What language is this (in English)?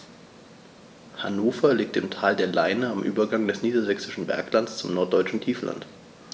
German